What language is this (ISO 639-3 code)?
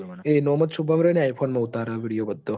guj